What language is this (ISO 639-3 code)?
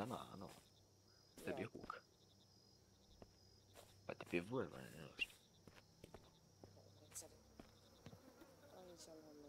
ron